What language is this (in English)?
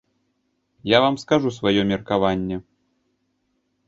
Belarusian